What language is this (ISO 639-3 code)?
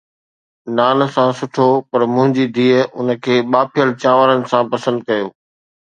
snd